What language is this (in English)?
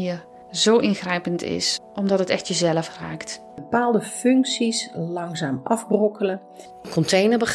Dutch